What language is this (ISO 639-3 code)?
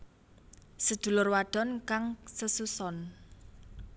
jav